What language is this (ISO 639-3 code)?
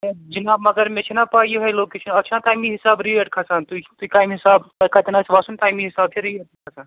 kas